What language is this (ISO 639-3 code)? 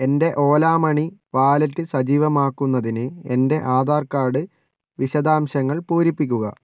mal